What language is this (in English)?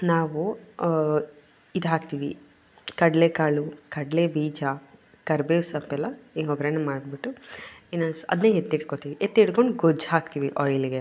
Kannada